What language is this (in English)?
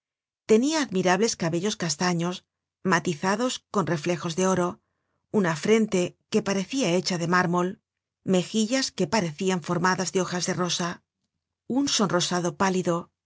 Spanish